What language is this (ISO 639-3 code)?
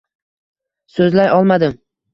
uzb